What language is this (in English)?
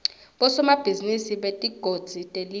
Swati